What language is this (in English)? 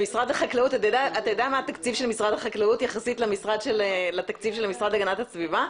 Hebrew